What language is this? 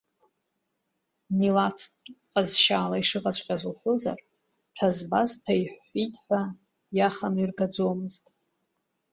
Abkhazian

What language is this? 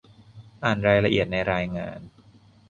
Thai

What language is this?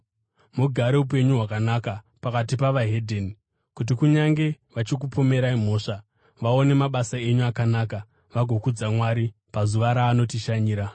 Shona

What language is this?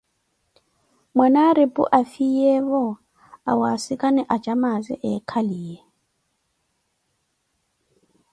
Koti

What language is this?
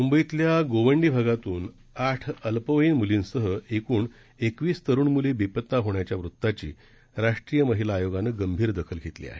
Marathi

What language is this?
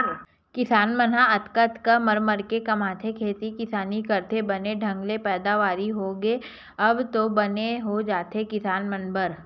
Chhattisgarhi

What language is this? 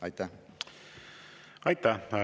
Estonian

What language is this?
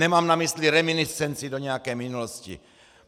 Czech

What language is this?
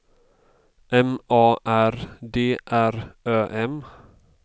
Swedish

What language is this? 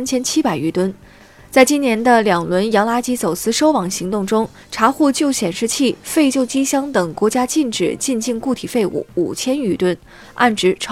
Chinese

